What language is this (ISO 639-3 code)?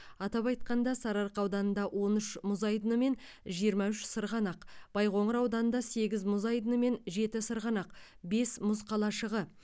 kaz